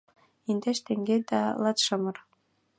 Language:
Mari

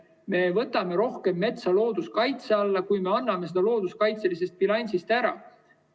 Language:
Estonian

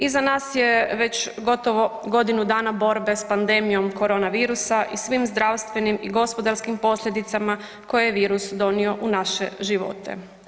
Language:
Croatian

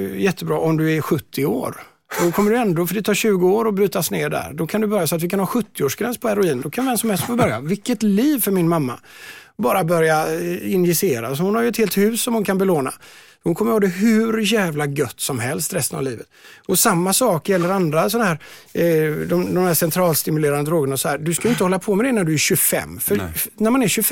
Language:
Swedish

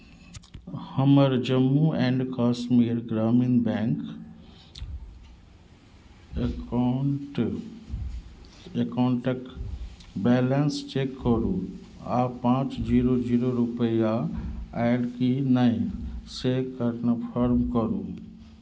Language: Maithili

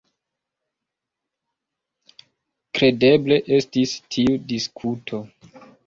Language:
Esperanto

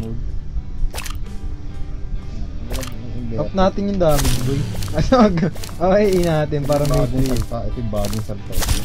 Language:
Filipino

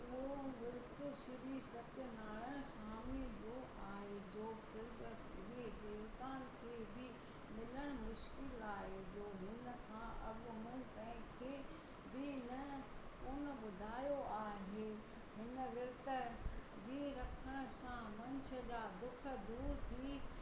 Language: Sindhi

